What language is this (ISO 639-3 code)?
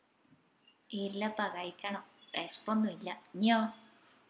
mal